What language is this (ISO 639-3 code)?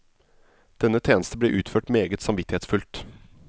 nor